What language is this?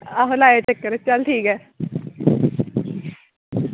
Dogri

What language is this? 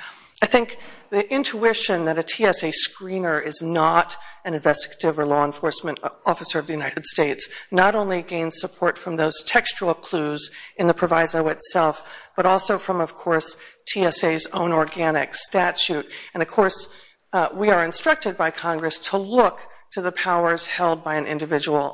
English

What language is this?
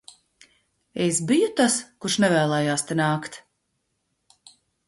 Latvian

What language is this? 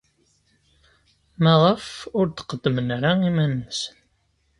Kabyle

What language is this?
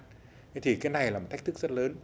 Vietnamese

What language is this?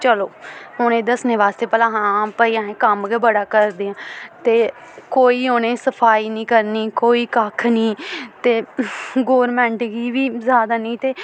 Dogri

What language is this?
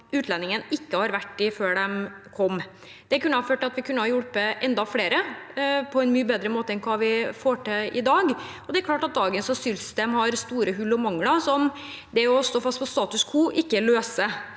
Norwegian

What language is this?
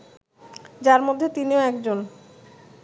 Bangla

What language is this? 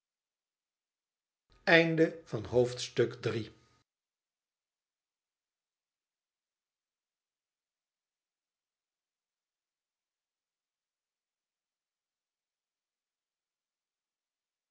Dutch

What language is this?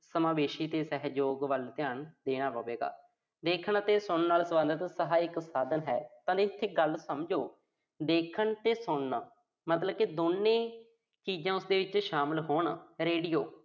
Punjabi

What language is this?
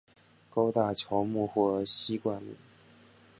Chinese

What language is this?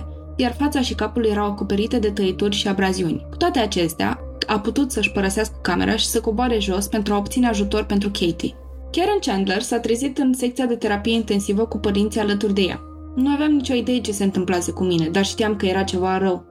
Romanian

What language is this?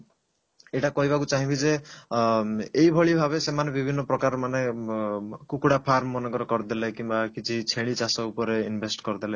Odia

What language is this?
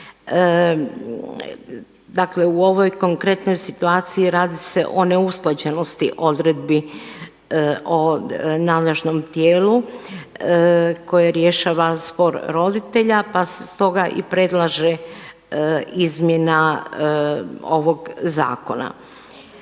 Croatian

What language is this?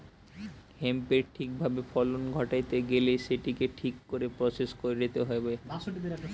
Bangla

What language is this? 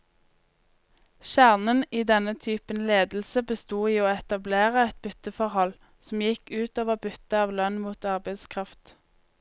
Norwegian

